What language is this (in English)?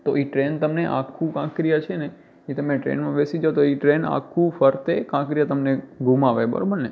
Gujarati